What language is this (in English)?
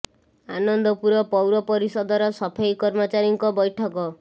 Odia